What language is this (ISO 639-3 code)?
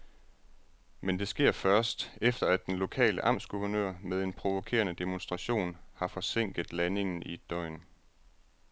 dan